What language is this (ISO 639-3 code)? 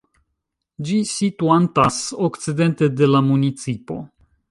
epo